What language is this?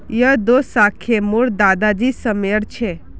Magahi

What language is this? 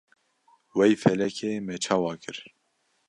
Kurdish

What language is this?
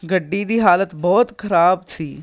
Punjabi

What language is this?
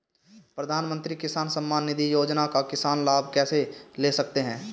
Hindi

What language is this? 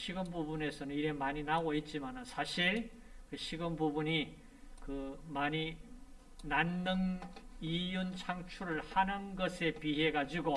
Korean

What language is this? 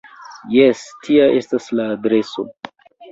Esperanto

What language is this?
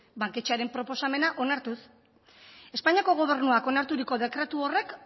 Basque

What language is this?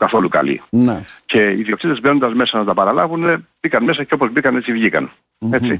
Greek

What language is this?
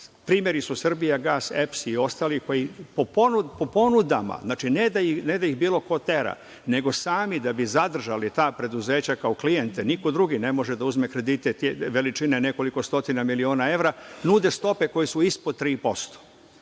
Serbian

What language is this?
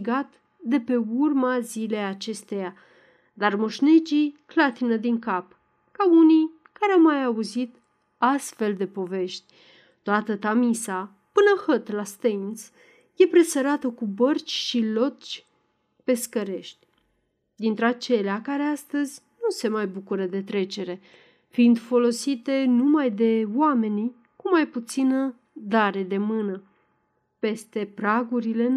Romanian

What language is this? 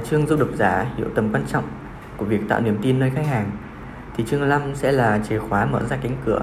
Vietnamese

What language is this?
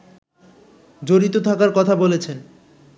Bangla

